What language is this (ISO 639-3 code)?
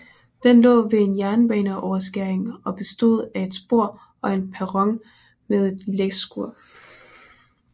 dan